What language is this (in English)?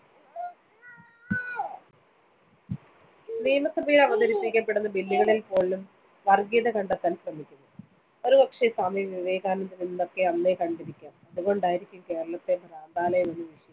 Malayalam